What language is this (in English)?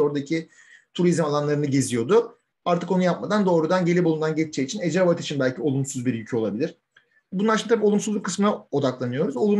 Turkish